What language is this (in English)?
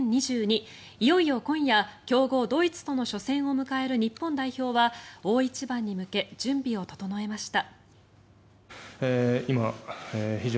Japanese